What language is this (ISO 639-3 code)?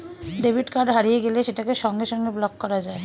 ben